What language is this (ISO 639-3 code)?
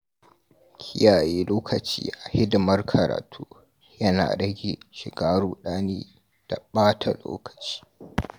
hau